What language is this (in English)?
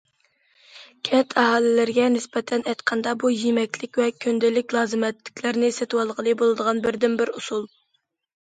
Uyghur